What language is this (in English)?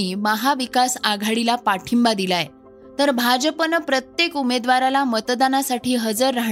Marathi